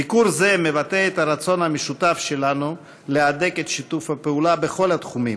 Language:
Hebrew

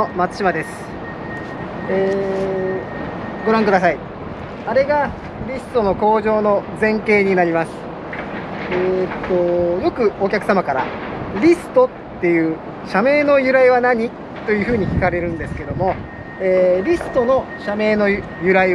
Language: Japanese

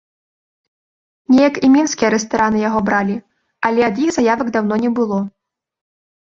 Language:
Belarusian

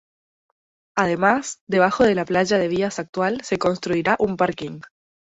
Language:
Spanish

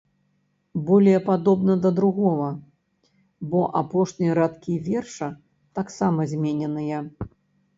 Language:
Belarusian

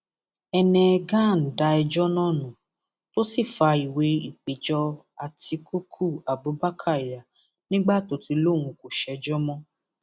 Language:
Yoruba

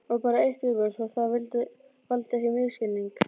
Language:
Icelandic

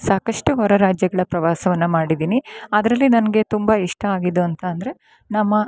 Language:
Kannada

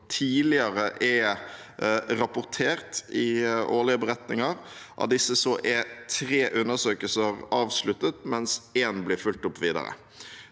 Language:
Norwegian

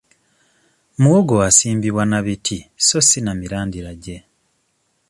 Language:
Ganda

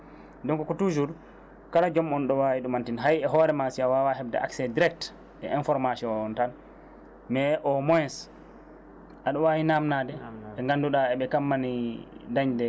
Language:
Fula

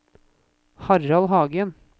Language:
Norwegian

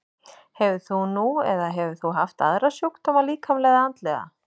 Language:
Icelandic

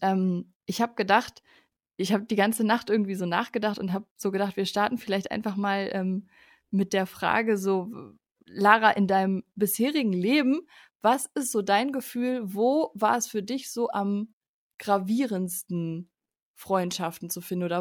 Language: German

